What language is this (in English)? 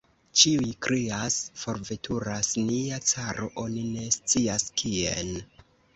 Esperanto